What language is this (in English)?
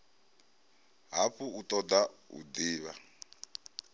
Venda